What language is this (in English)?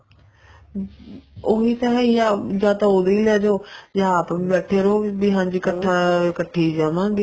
Punjabi